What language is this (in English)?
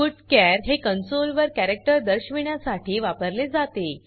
Marathi